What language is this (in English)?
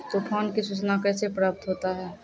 Maithili